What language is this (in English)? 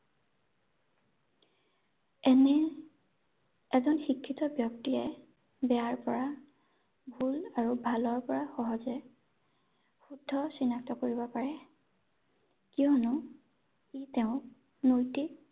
Assamese